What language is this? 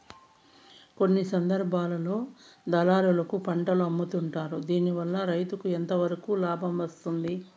Telugu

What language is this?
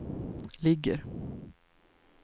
Swedish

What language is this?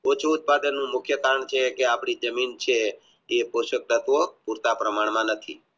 Gujarati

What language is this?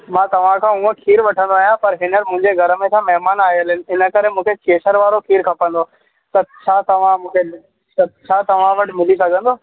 Sindhi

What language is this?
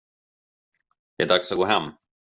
Swedish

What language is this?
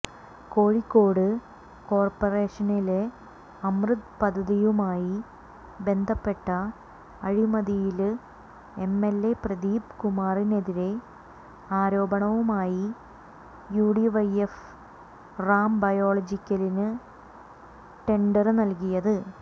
Malayalam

